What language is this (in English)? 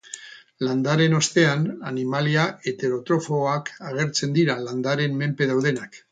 Basque